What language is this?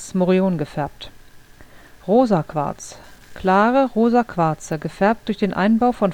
German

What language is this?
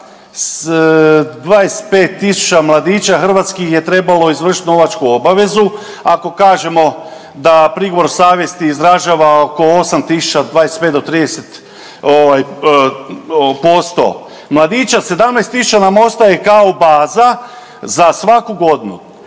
Croatian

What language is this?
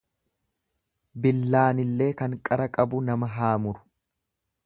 Oromo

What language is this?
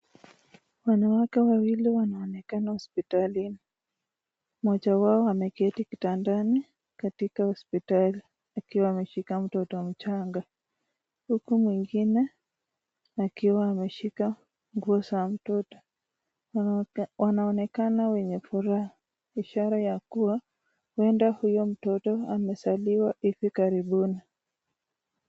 Swahili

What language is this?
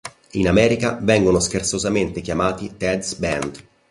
Italian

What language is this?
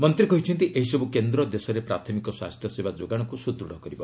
Odia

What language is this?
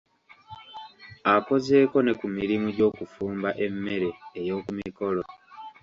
Ganda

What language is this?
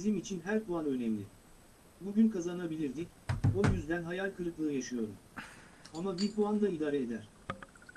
Turkish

